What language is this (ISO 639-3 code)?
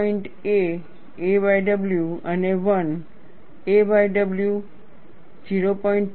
guj